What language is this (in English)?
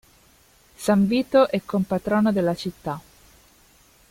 Italian